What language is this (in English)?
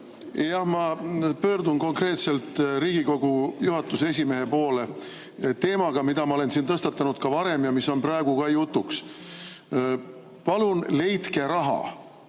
Estonian